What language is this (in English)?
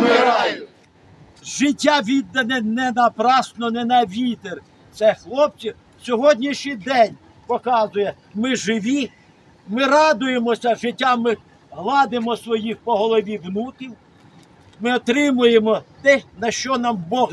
Ukrainian